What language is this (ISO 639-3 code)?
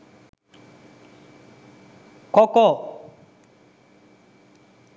sin